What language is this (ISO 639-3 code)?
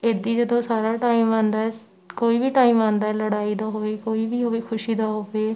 pan